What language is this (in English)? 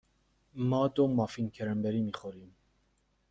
Persian